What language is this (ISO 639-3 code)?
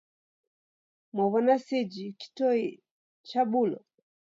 dav